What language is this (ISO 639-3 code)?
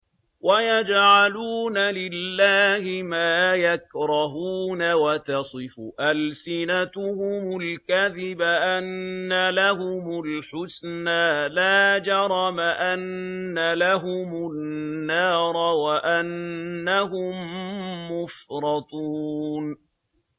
ara